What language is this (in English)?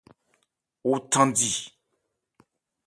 Ebrié